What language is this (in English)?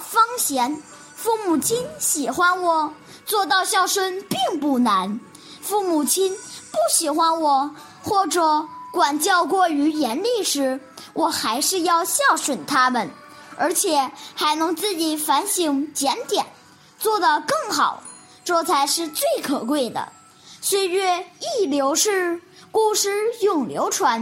Chinese